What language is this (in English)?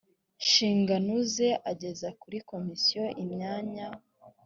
Kinyarwanda